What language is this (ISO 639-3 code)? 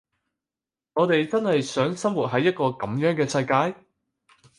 yue